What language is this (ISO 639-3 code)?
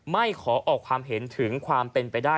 tha